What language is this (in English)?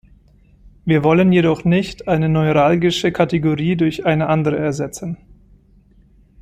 German